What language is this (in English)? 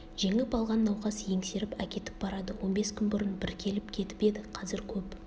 Kazakh